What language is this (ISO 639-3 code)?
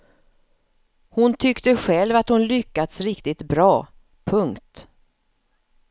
swe